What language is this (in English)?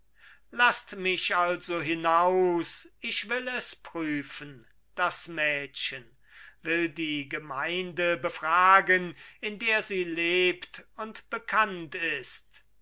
German